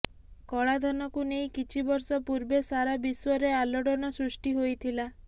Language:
Odia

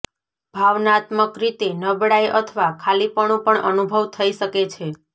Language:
Gujarati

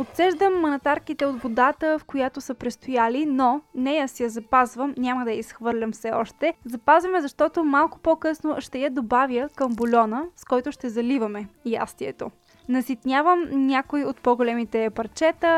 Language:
Bulgarian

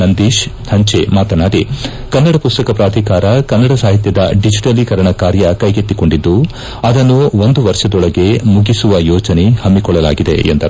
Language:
Kannada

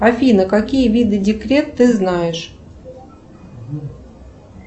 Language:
Russian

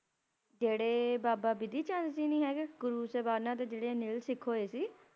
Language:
Punjabi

